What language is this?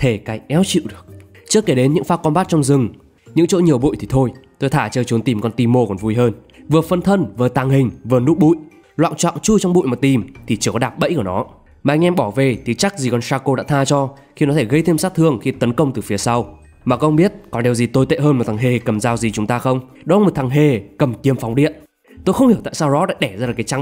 Vietnamese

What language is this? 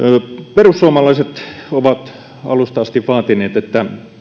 Finnish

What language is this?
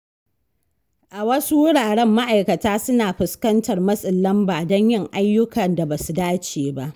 Hausa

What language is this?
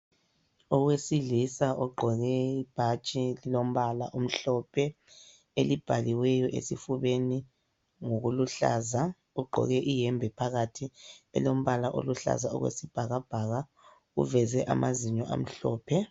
North Ndebele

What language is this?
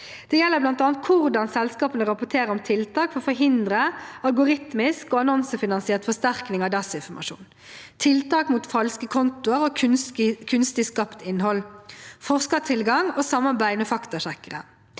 Norwegian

